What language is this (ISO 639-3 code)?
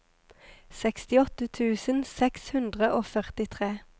nor